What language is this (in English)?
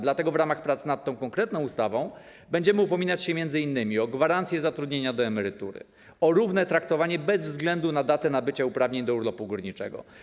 Polish